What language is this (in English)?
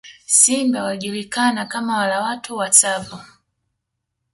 Swahili